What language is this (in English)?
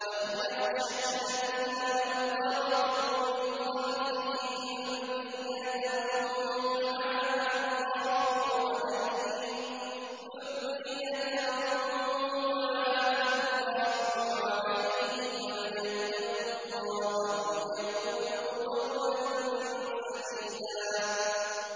Arabic